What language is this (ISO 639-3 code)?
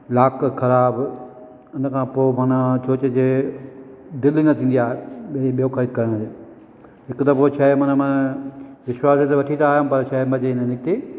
snd